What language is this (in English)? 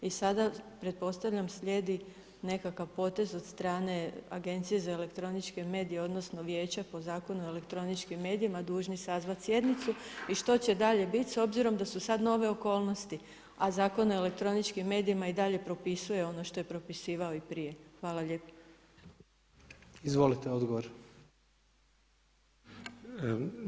Croatian